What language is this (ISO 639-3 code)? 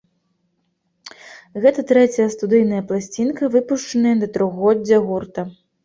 bel